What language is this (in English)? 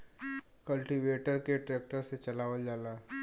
Bhojpuri